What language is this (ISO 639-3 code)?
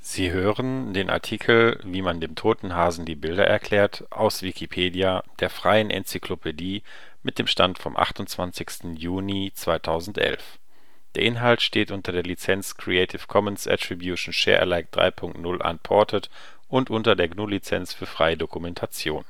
deu